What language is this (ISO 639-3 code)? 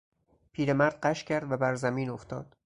fas